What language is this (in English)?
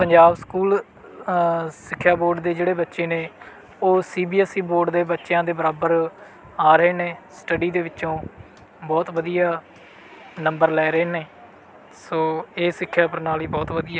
Punjabi